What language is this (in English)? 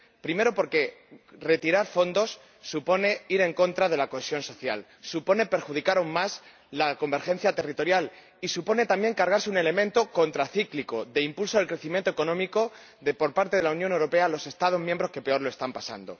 Spanish